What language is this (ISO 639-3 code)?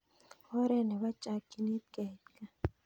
kln